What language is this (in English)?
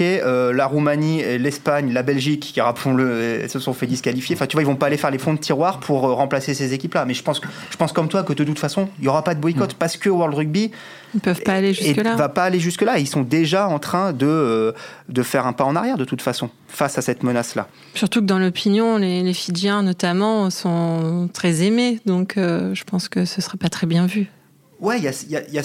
French